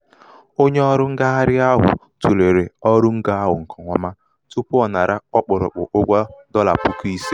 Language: Igbo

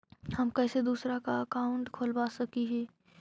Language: Magahi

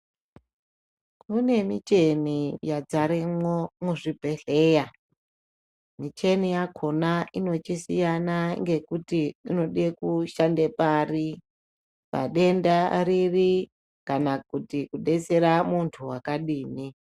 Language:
Ndau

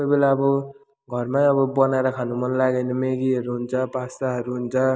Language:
Nepali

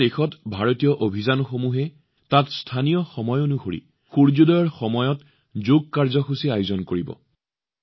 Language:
Assamese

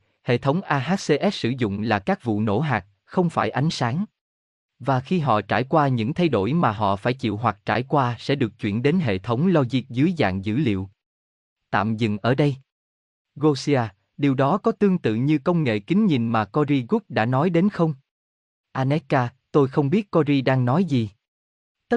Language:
Vietnamese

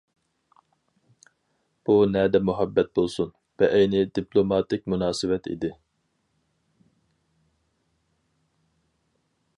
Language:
Uyghur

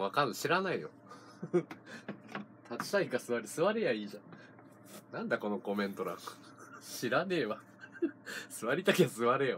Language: Japanese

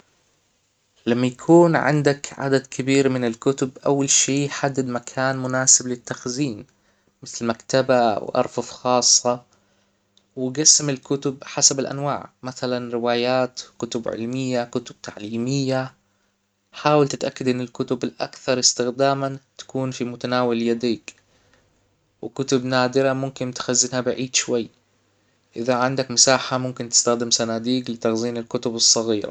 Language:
Hijazi Arabic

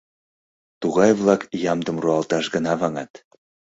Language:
Mari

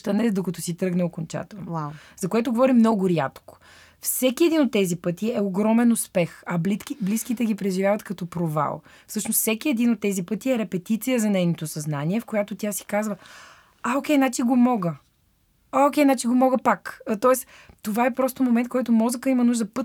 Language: Bulgarian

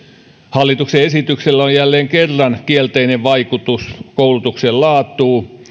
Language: Finnish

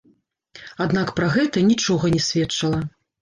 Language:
Belarusian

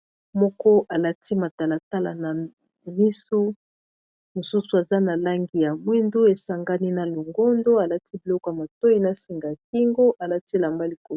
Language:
Lingala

